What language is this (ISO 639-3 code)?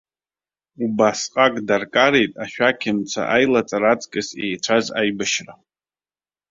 abk